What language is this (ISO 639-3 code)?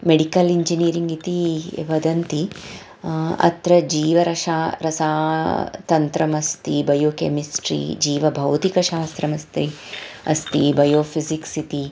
san